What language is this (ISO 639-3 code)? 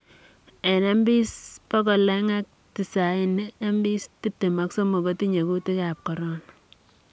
kln